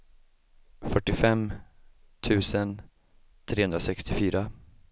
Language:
Swedish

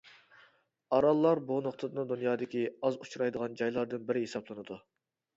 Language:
Uyghur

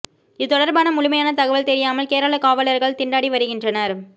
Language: Tamil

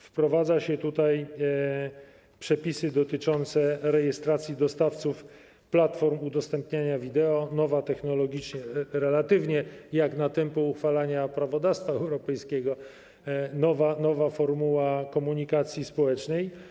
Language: Polish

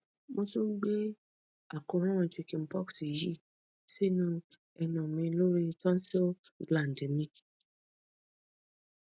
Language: Yoruba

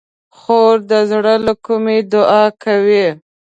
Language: Pashto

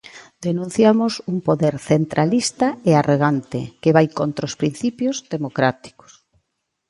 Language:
Galician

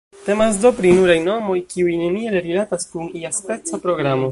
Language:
Esperanto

